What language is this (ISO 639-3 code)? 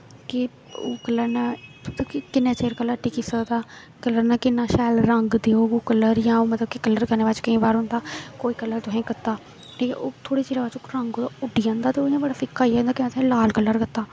doi